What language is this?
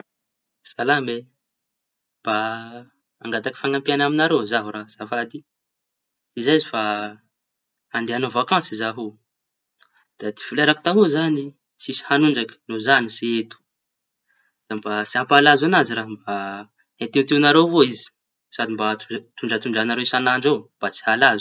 Tanosy Malagasy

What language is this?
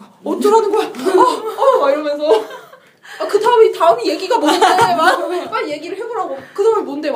Korean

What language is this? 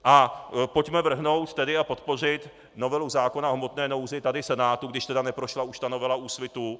Czech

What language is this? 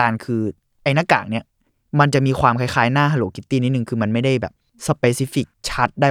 Thai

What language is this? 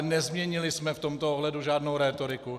Czech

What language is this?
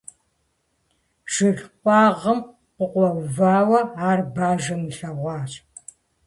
Kabardian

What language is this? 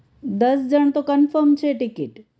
Gujarati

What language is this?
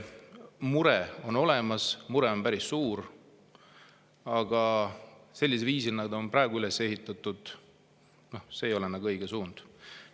Estonian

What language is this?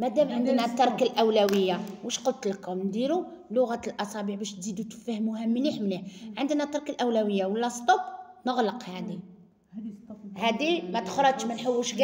Arabic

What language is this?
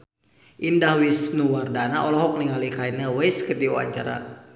Sundanese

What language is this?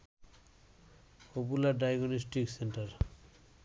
Bangla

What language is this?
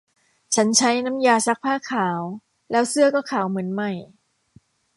Thai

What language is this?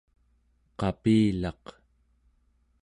Central Yupik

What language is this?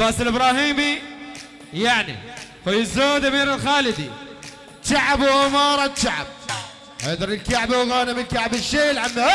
Arabic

